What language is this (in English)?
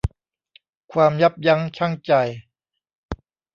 Thai